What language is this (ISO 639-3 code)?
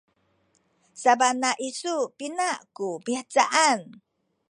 szy